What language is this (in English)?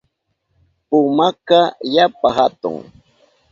Southern Pastaza Quechua